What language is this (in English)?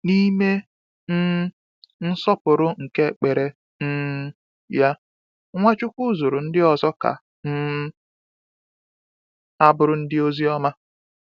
Igbo